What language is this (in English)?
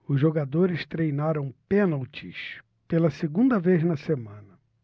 Portuguese